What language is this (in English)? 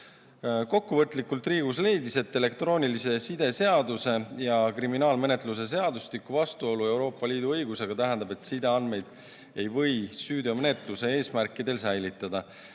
Estonian